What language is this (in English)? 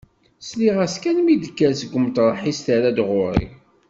Kabyle